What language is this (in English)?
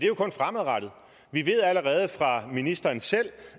Danish